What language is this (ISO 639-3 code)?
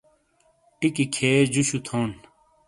scl